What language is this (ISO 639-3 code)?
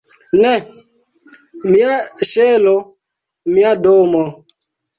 epo